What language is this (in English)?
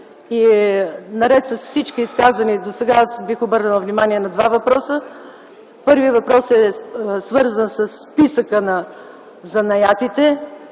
Bulgarian